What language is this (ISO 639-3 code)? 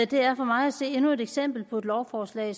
dan